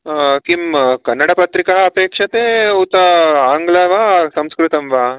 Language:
Sanskrit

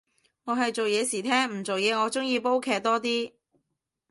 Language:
Cantonese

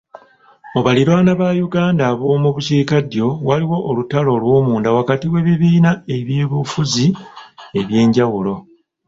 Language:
Ganda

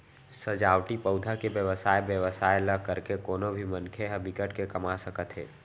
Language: Chhattisgarhi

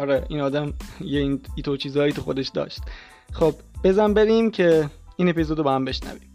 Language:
Persian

